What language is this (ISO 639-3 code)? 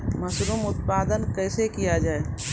mai